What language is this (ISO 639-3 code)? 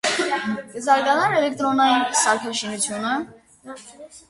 hye